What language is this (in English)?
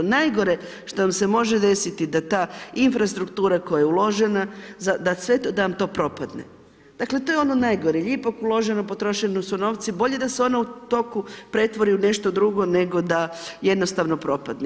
Croatian